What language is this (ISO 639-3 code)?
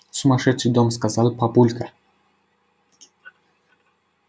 rus